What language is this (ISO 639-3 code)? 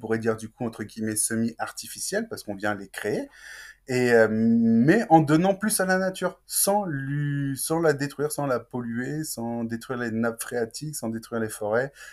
fra